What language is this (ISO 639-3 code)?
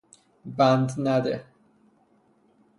fas